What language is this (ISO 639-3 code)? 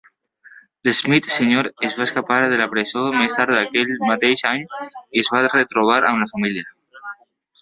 cat